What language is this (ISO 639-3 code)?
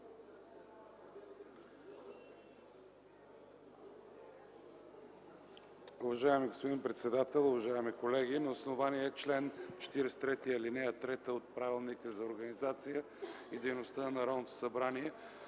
bul